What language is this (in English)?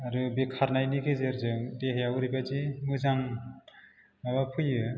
Bodo